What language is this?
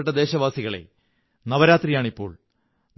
Malayalam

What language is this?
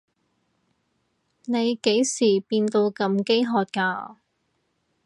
Cantonese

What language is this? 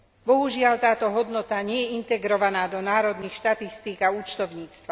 Slovak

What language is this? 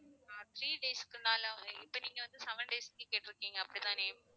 Tamil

